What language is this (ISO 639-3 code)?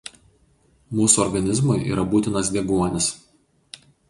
lit